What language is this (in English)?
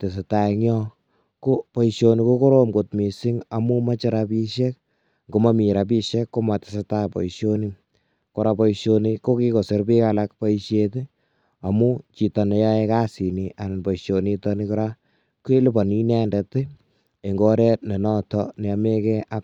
Kalenjin